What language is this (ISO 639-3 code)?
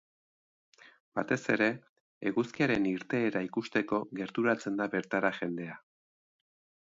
eus